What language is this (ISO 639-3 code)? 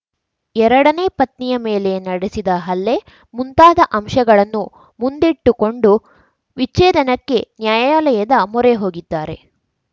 kan